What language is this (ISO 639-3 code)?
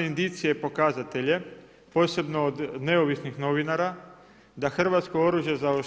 hrv